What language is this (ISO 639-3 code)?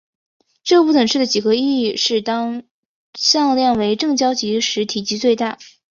zho